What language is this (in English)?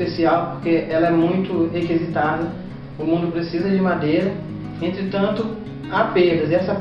Portuguese